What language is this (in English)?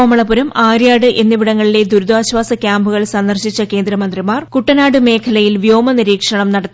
Malayalam